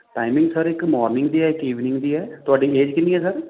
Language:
Punjabi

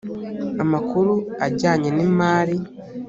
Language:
Kinyarwanda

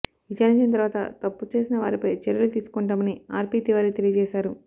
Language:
Telugu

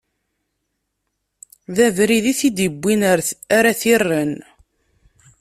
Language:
Kabyle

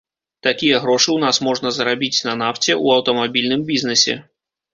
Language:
Belarusian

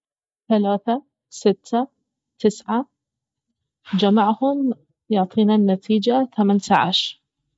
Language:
Baharna Arabic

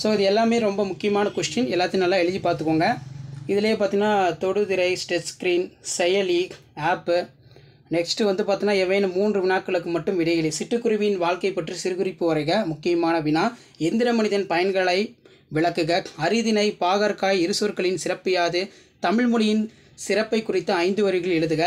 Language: Tamil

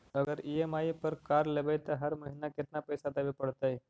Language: Magahi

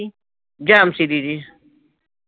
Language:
Punjabi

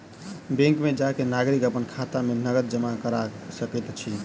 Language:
Maithili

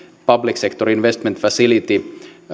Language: Finnish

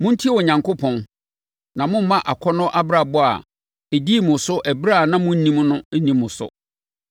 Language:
Akan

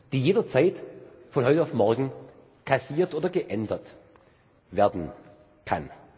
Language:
German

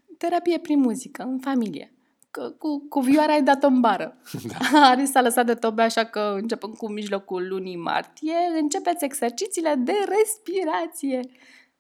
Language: Romanian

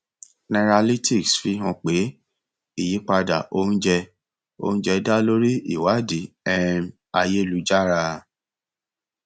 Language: Yoruba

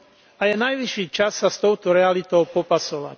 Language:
Slovak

